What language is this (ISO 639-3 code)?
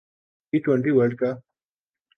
urd